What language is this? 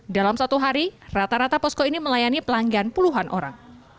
Indonesian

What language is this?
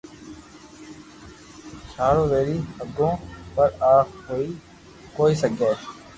Loarki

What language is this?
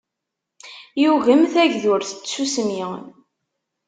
Kabyle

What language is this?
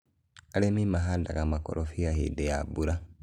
Kikuyu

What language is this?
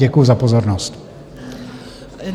Czech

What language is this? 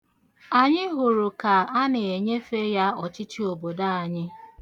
Igbo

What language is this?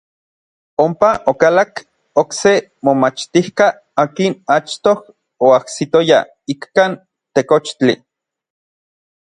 Orizaba Nahuatl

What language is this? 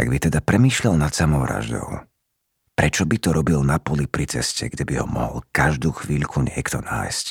Slovak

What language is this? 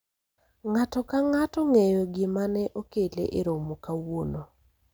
Luo (Kenya and Tanzania)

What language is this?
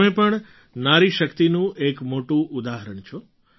Gujarati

